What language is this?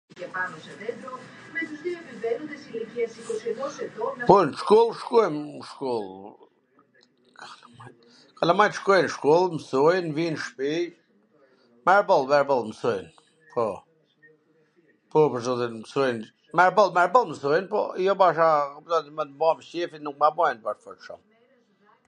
Gheg Albanian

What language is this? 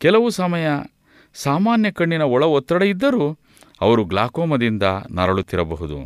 Kannada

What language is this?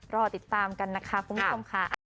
Thai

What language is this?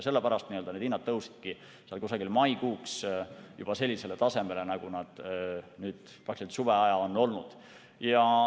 Estonian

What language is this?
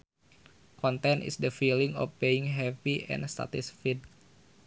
Sundanese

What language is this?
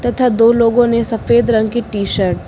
Hindi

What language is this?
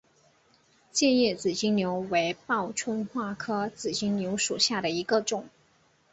Chinese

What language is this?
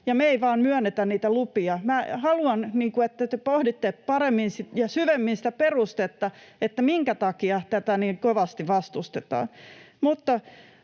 Finnish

